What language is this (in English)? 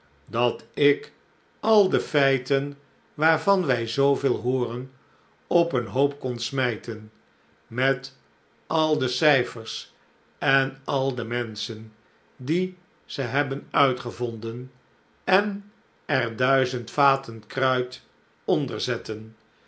Dutch